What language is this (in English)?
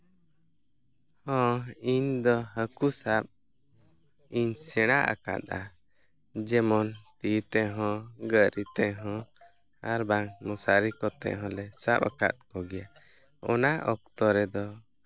Santali